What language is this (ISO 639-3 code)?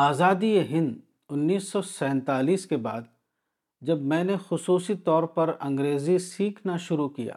urd